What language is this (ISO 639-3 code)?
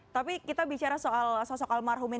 ind